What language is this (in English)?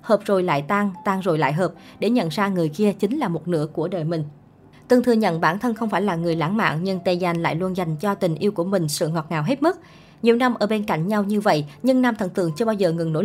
Vietnamese